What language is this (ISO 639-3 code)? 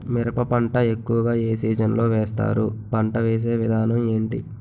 tel